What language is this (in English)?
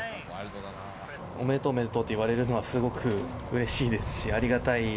Japanese